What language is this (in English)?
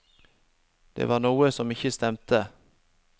Norwegian